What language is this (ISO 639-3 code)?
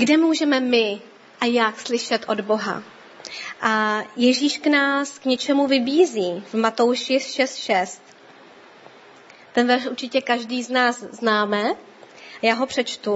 ces